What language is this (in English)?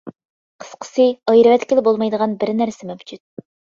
Uyghur